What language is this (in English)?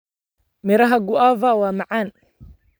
Somali